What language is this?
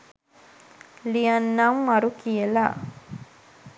Sinhala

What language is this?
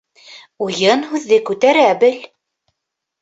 Bashkir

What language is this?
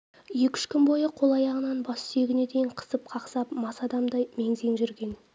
Kazakh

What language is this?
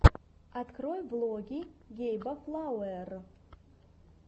Russian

